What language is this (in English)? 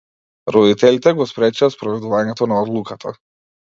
Macedonian